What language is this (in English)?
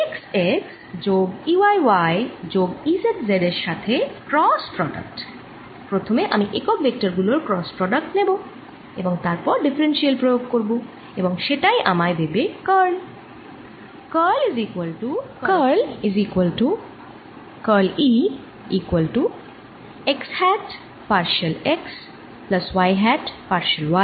Bangla